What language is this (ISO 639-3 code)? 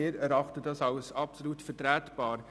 gsw